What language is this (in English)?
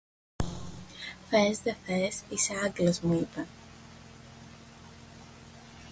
Greek